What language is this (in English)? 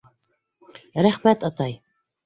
Bashkir